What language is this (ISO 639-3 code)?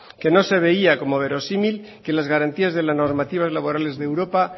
spa